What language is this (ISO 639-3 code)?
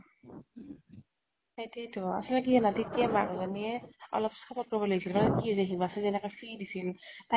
asm